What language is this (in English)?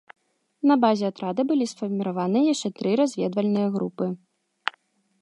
Belarusian